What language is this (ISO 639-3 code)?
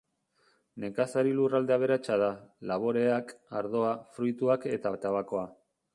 eus